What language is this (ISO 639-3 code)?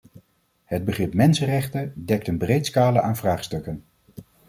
nld